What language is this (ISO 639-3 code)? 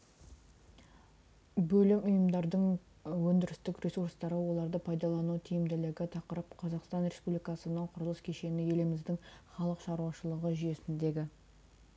kaz